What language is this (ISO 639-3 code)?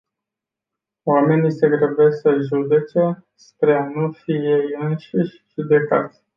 ron